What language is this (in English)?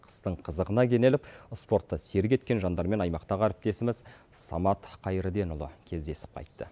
Kazakh